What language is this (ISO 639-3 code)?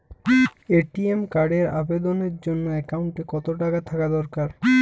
ben